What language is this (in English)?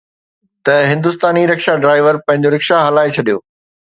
Sindhi